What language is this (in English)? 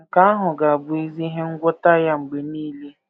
Igbo